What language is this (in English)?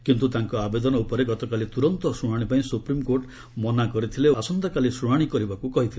Odia